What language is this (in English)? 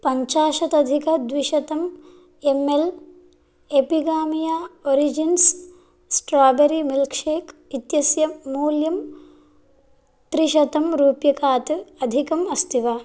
Sanskrit